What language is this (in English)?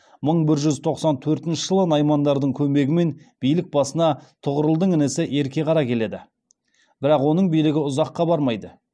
Kazakh